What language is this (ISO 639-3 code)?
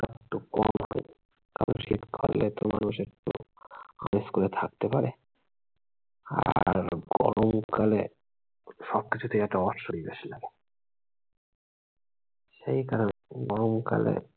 ben